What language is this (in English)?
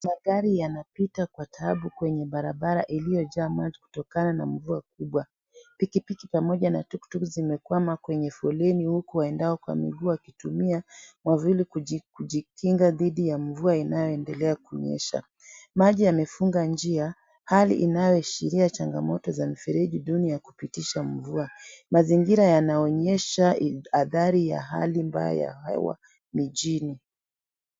Swahili